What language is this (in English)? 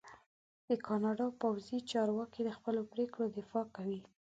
Pashto